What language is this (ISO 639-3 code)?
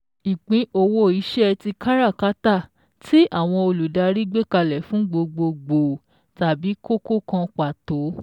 yor